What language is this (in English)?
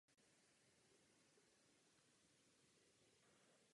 Czech